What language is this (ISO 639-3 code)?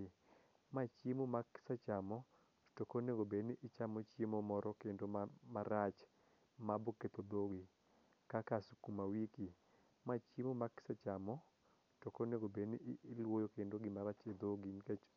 luo